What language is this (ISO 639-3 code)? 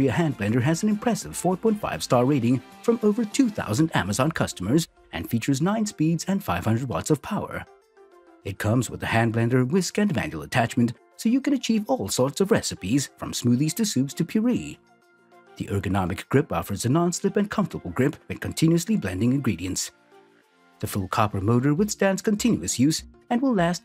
eng